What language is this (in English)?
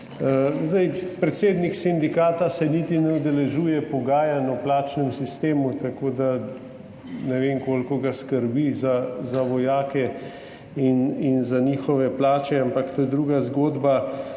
Slovenian